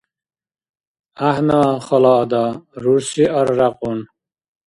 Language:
Dargwa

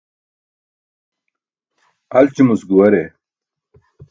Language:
Burushaski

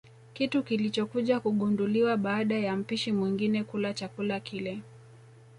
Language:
Swahili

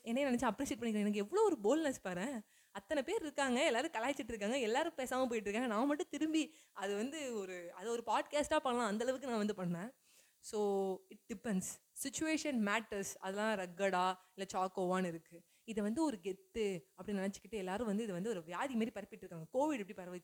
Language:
Tamil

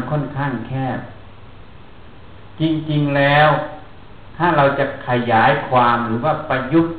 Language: Thai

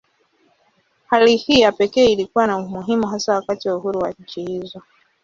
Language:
Swahili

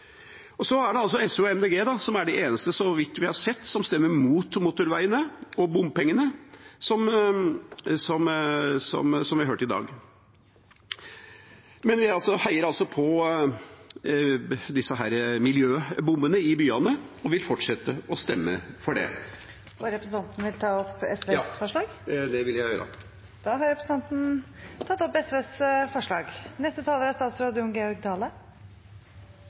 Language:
Norwegian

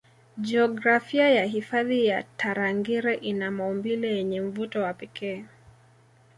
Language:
Swahili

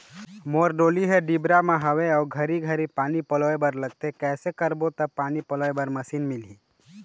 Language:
Chhattisgarhi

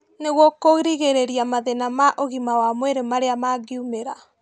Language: Kikuyu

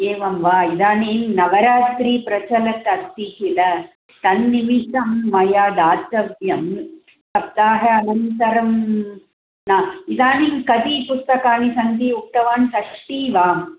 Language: Sanskrit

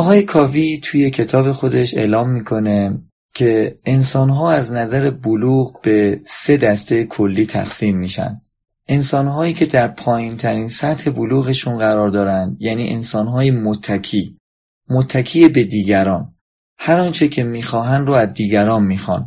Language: Persian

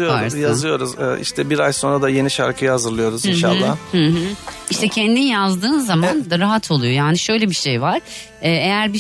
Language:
Turkish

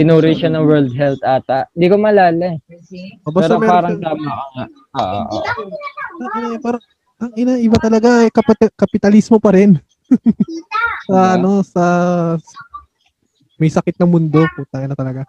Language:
Filipino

